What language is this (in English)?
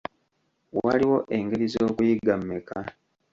Ganda